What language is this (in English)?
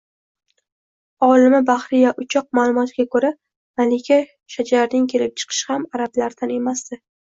Uzbek